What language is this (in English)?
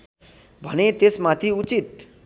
Nepali